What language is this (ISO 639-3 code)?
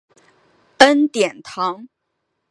zho